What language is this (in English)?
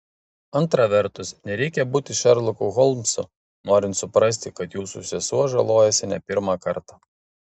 Lithuanian